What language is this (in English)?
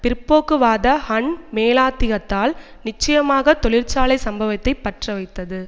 Tamil